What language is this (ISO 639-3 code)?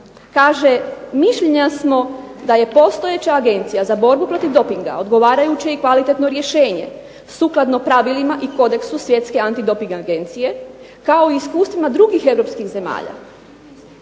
hrv